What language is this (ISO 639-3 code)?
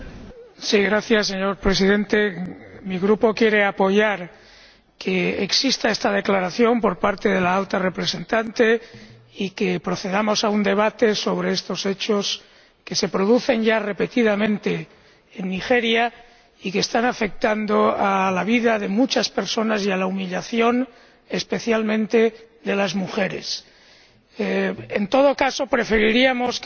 spa